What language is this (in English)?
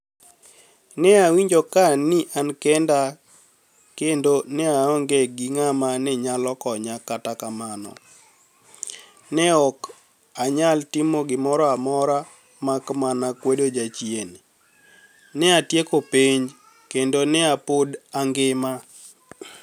Luo (Kenya and Tanzania)